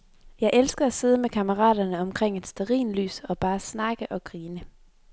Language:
Danish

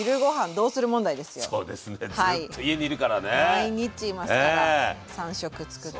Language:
Japanese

